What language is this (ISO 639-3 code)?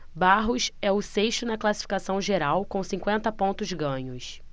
por